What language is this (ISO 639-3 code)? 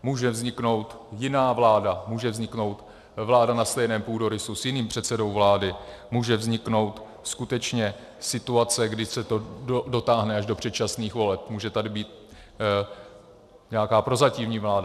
ces